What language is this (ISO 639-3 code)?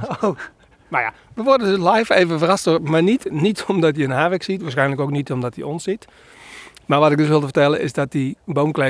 nld